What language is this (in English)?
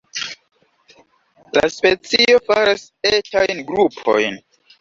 Esperanto